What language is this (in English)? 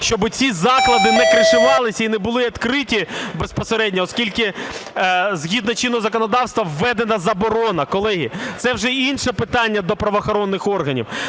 Ukrainian